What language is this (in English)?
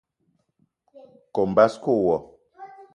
Eton (Cameroon)